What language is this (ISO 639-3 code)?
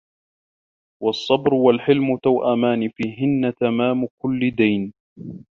ara